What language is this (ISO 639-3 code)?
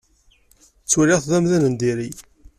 kab